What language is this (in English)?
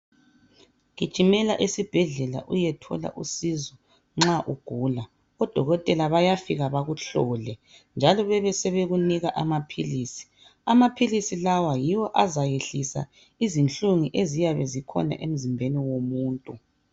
North Ndebele